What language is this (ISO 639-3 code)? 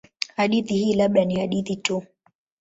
swa